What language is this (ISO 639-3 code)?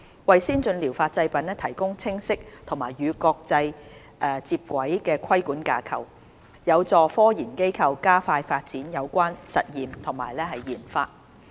yue